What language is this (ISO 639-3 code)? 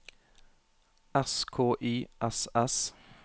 nor